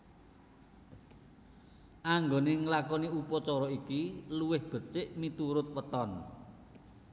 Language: Javanese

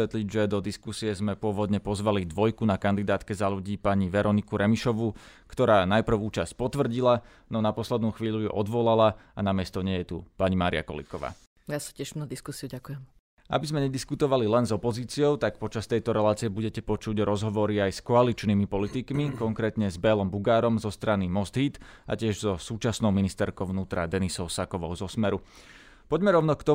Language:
Slovak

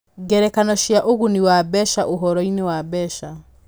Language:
Kikuyu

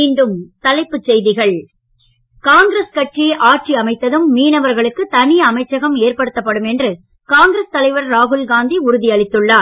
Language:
Tamil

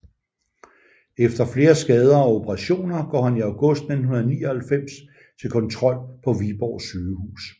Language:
Danish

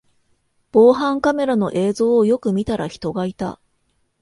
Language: Japanese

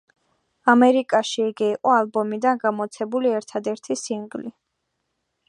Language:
Georgian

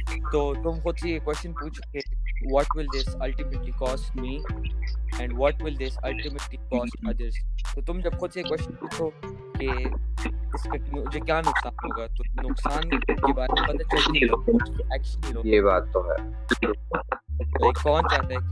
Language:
Urdu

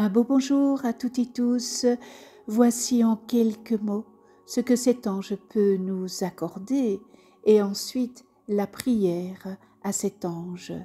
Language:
French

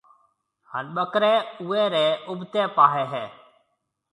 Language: Marwari (Pakistan)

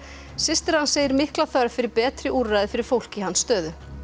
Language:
Icelandic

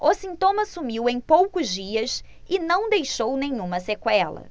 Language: Portuguese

